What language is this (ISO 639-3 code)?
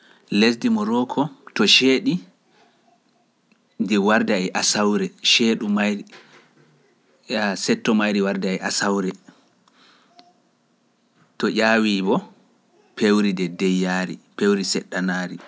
fuf